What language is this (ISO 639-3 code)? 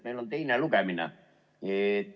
est